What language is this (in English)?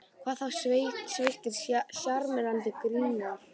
Icelandic